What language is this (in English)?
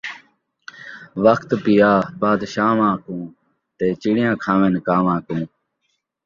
Saraiki